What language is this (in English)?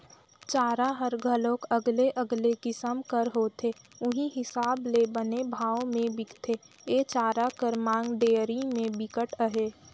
Chhattisgarhi